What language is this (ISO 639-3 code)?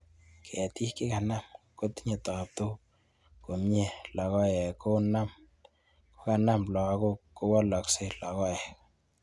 kln